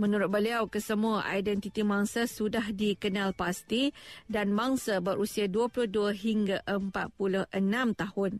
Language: Malay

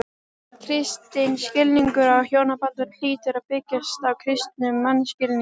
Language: Icelandic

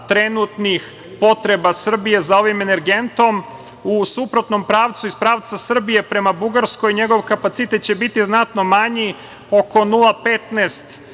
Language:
Serbian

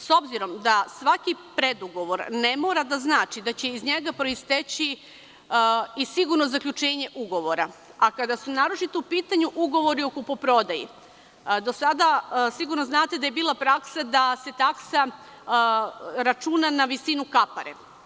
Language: Serbian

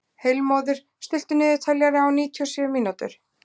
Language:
Icelandic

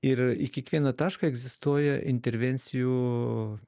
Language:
Lithuanian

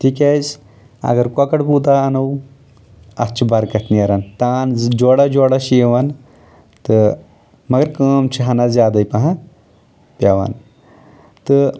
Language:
Kashmiri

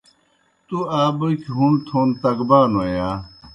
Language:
Kohistani Shina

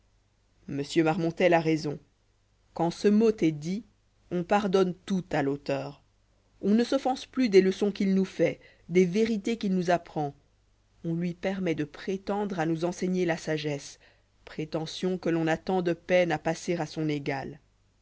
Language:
French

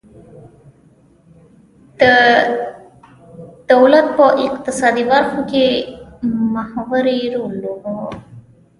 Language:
Pashto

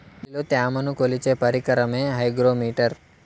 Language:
Telugu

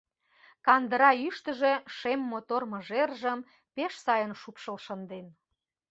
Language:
Mari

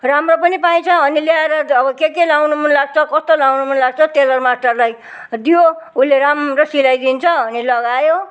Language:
Nepali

